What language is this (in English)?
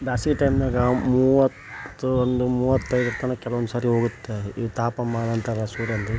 Kannada